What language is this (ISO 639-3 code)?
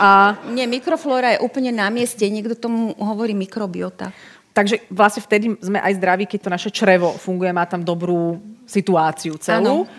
slk